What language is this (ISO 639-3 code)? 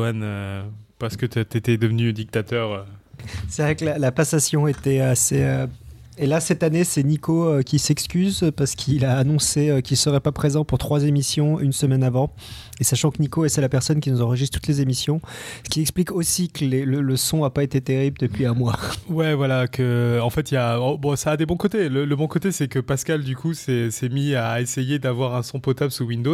fra